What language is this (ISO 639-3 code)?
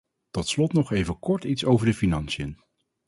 nld